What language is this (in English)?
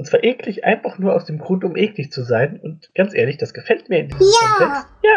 German